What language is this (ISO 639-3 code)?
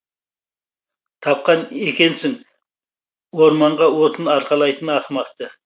kaz